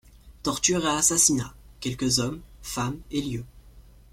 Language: French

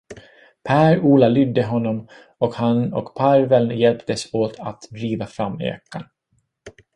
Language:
Swedish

